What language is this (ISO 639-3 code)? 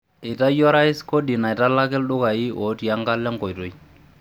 mas